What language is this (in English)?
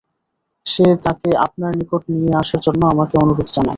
Bangla